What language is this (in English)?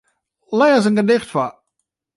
Western Frisian